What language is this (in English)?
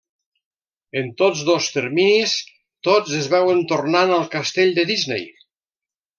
Catalan